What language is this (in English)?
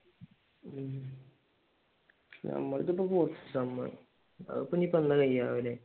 Malayalam